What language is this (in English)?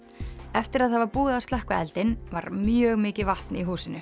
Icelandic